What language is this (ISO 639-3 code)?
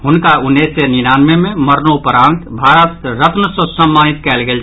mai